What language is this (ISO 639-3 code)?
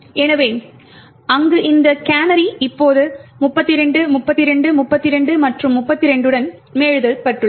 tam